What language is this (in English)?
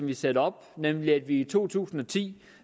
Danish